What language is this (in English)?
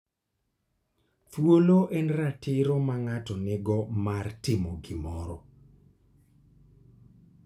Luo (Kenya and Tanzania)